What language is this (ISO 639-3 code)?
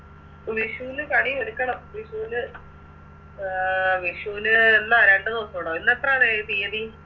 mal